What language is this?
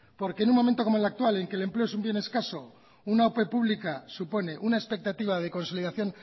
Spanish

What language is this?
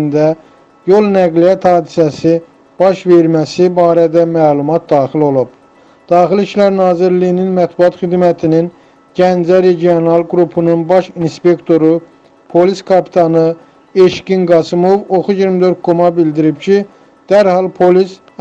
Turkish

